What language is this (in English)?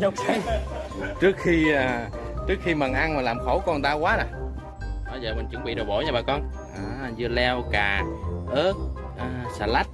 Vietnamese